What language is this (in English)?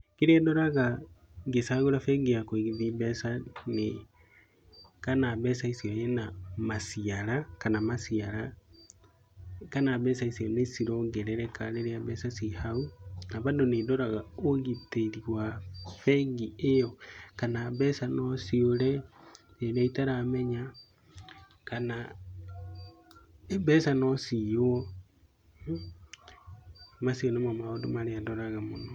Kikuyu